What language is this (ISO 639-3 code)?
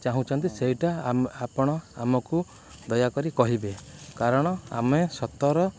ori